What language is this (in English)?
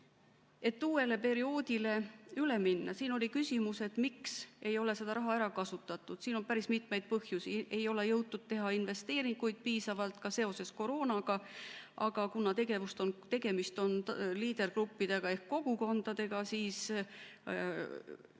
Estonian